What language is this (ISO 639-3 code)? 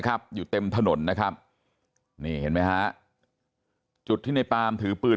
tha